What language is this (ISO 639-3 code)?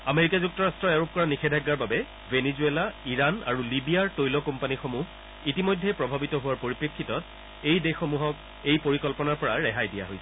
asm